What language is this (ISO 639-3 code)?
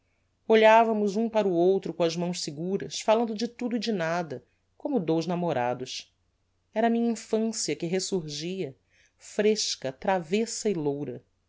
por